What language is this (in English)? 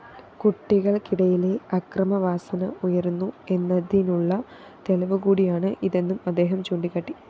Malayalam